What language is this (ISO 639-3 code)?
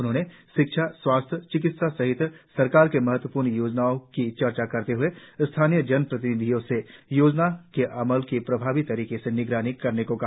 hin